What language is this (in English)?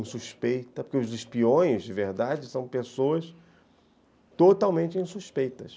Portuguese